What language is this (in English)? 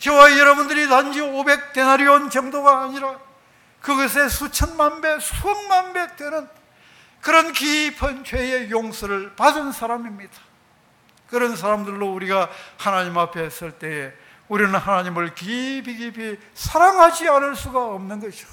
Korean